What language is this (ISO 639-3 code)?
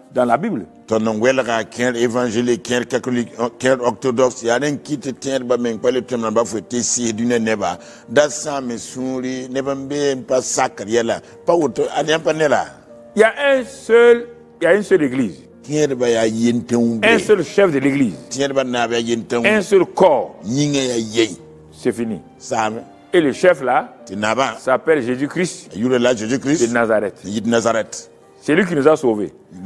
fra